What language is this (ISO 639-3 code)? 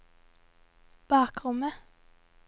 nor